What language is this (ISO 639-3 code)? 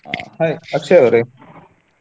kan